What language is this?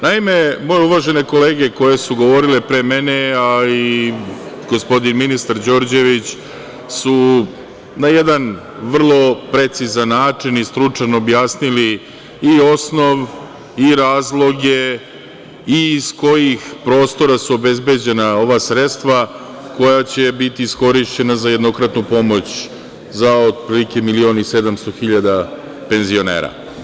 Serbian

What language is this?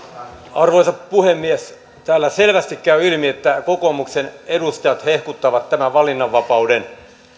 Finnish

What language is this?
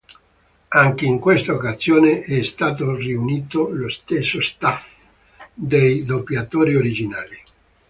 Italian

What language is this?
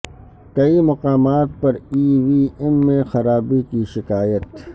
Urdu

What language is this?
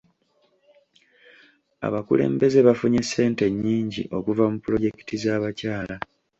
Ganda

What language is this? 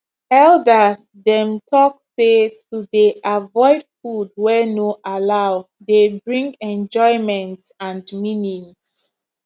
Nigerian Pidgin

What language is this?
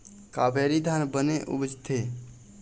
Chhattisgarhi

